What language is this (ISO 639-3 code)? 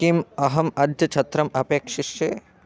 san